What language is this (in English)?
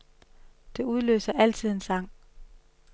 Danish